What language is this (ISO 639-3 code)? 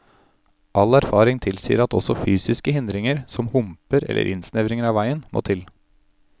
nor